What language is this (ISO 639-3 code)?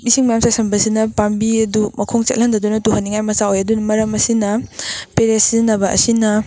mni